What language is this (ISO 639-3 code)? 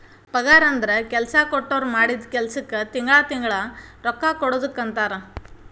kan